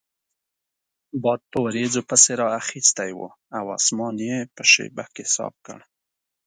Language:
Pashto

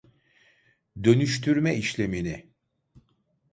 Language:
Turkish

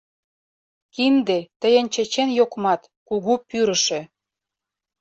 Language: Mari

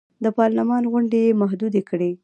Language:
Pashto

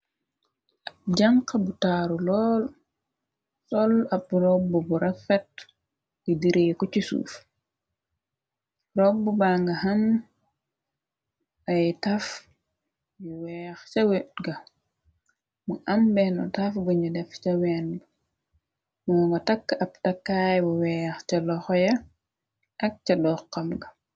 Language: Wolof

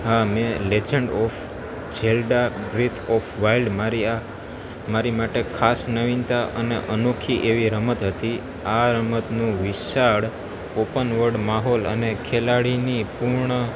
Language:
Gujarati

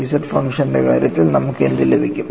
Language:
Malayalam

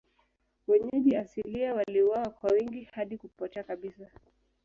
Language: Swahili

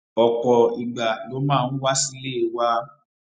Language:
Yoruba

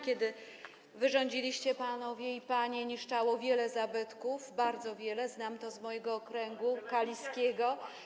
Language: Polish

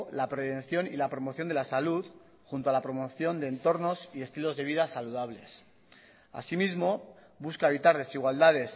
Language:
Spanish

